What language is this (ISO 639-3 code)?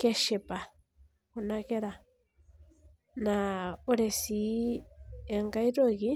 mas